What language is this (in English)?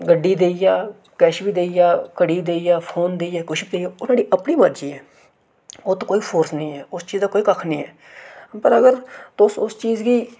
Dogri